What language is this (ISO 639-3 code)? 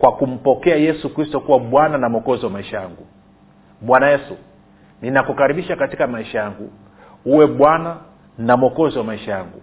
swa